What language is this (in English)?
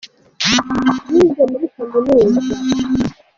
Kinyarwanda